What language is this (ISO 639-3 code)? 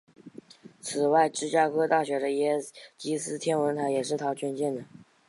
zho